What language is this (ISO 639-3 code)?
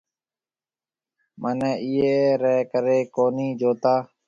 mve